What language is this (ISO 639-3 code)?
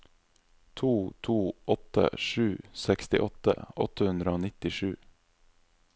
nor